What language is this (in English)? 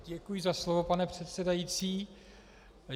Czech